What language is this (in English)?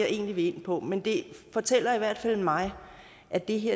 Danish